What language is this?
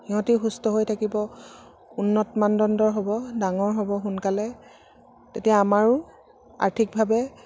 Assamese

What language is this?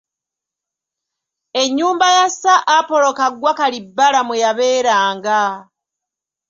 Ganda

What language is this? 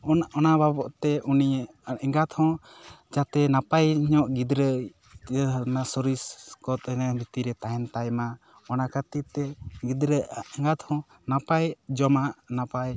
Santali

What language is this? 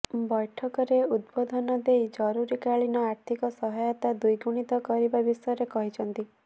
Odia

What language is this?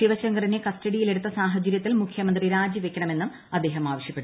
Malayalam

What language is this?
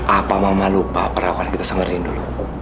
Indonesian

